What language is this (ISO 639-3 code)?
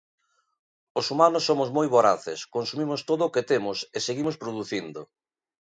glg